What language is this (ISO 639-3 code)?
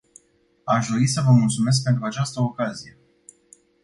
ron